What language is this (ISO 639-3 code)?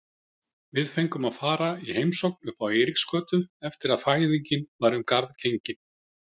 isl